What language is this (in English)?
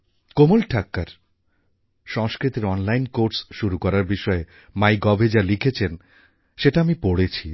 Bangla